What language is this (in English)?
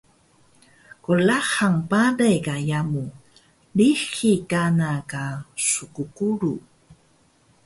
Taroko